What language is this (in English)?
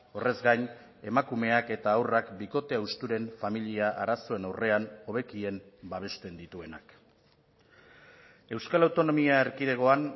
Basque